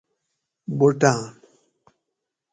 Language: Gawri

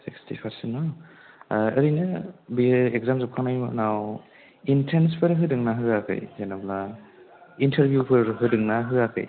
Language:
Bodo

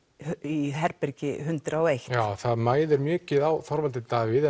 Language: Icelandic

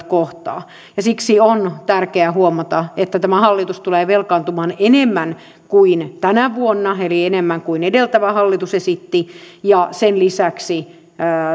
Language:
Finnish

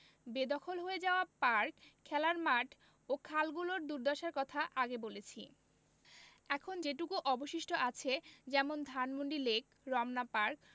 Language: Bangla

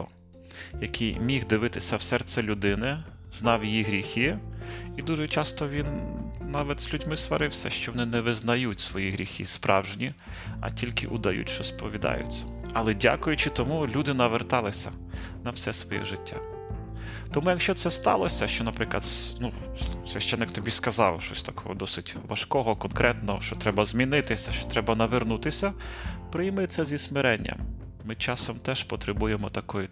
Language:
Ukrainian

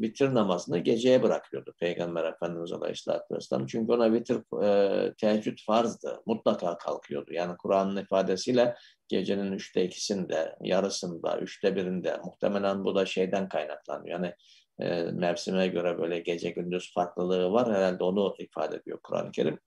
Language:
Turkish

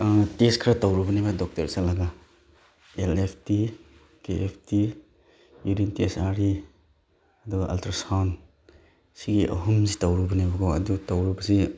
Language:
Manipuri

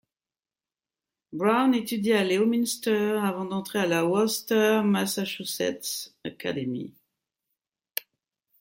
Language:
French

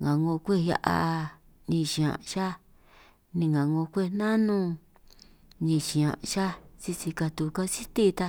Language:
San Martín Itunyoso Triqui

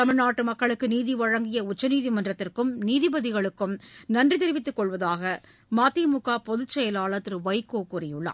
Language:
Tamil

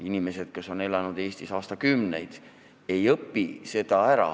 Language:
Estonian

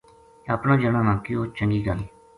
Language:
Gujari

